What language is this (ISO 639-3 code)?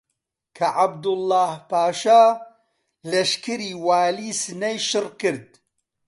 ckb